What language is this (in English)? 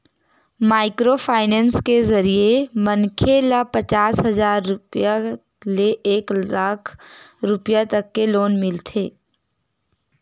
Chhattisgarhi